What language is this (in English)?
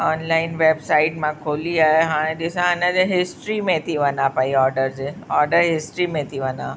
Sindhi